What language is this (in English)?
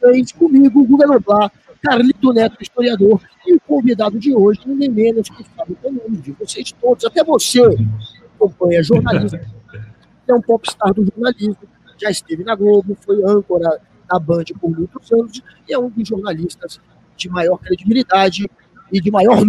Portuguese